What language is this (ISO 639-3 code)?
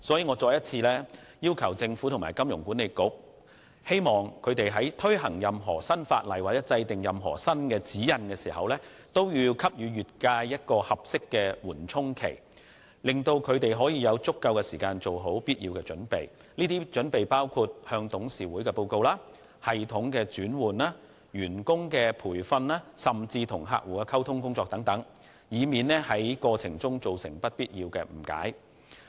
yue